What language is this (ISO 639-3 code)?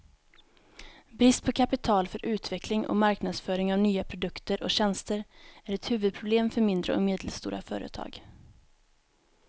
swe